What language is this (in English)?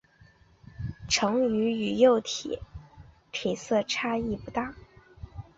Chinese